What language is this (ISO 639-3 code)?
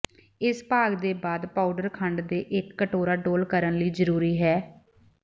pan